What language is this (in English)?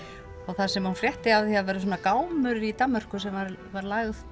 Icelandic